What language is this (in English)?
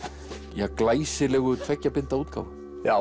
Icelandic